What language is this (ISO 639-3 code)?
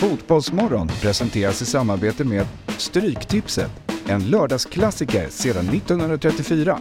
swe